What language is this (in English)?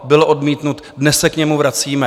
Czech